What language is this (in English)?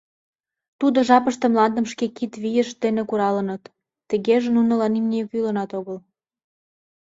Mari